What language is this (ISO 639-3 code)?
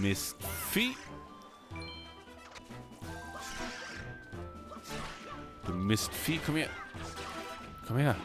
deu